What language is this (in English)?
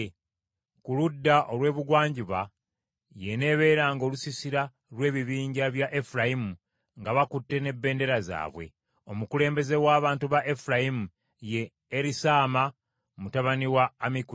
Ganda